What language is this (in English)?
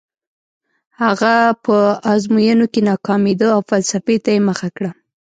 Pashto